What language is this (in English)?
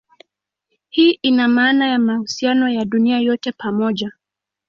Swahili